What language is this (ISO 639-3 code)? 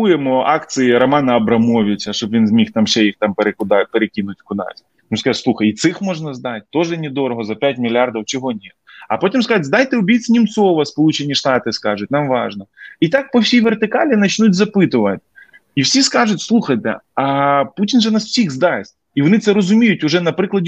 ukr